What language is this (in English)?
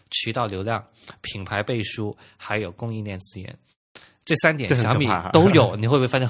Chinese